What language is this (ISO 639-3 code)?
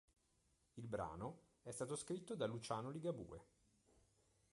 ita